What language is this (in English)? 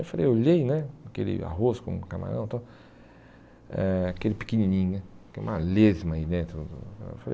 Portuguese